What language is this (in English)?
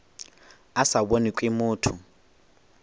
Northern Sotho